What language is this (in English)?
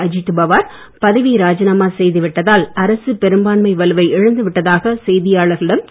Tamil